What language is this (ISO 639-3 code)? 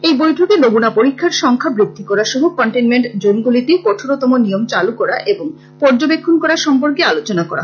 ben